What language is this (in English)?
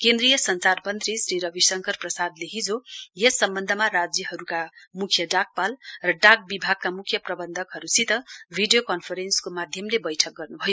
Nepali